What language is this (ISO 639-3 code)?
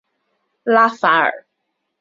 zho